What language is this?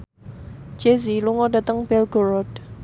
Javanese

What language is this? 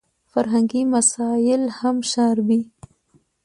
Pashto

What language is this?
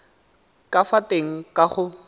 Tswana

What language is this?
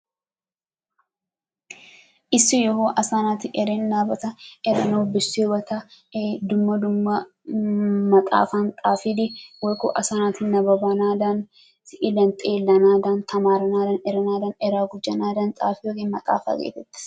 Wolaytta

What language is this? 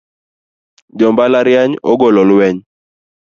Luo (Kenya and Tanzania)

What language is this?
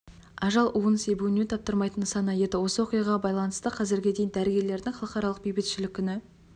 Kazakh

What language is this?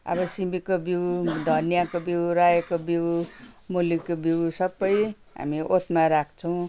Nepali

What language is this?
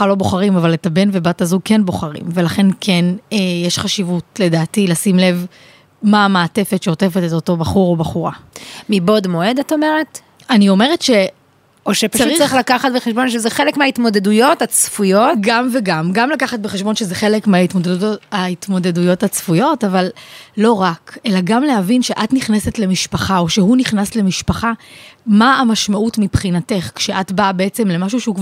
Hebrew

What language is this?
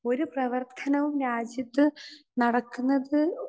Malayalam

